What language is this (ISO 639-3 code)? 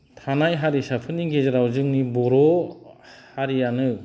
brx